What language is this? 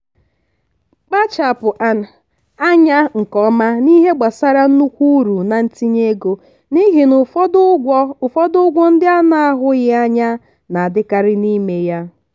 Igbo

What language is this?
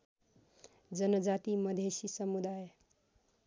Nepali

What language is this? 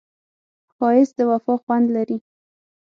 Pashto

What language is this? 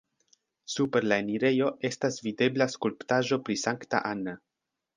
Esperanto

